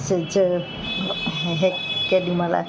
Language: Sindhi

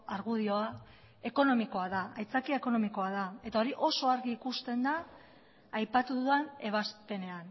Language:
Basque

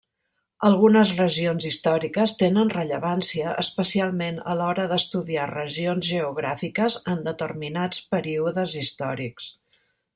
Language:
Catalan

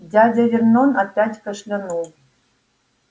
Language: Russian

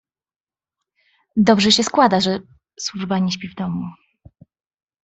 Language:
Polish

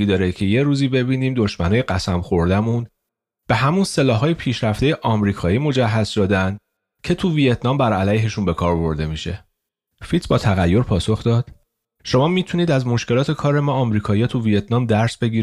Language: Persian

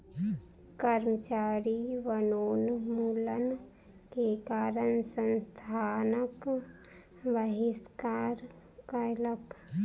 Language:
Maithili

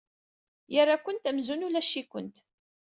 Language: Kabyle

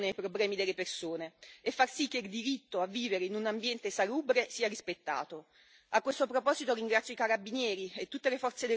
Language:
Italian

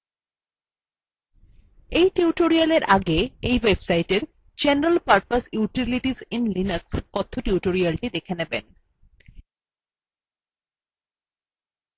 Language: Bangla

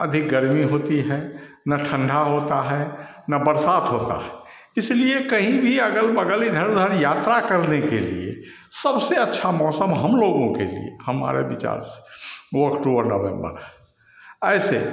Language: Hindi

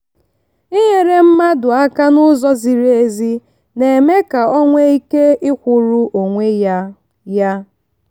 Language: Igbo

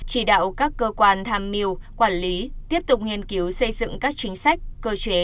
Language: Vietnamese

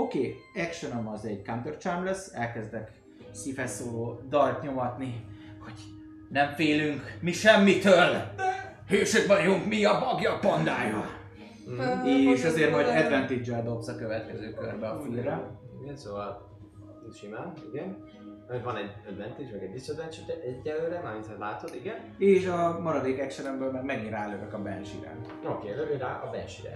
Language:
Hungarian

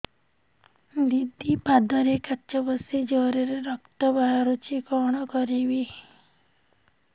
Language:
Odia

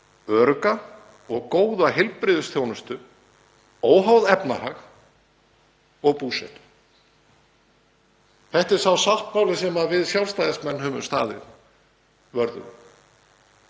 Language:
Icelandic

